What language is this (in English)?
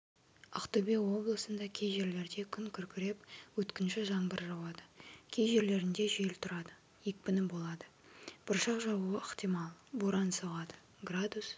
Kazakh